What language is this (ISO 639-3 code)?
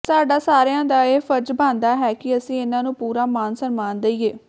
pan